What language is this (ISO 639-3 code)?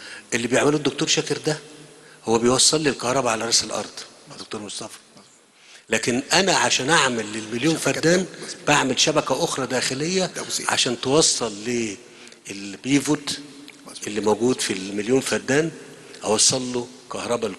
ara